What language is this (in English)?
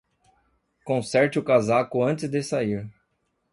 Portuguese